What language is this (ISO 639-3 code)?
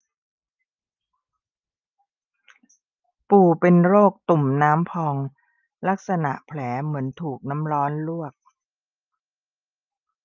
tha